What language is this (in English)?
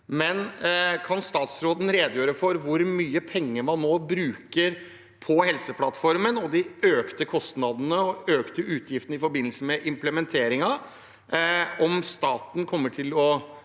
Norwegian